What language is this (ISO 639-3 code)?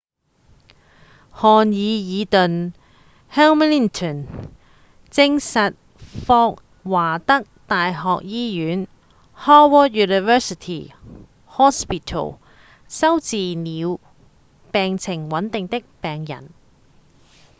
yue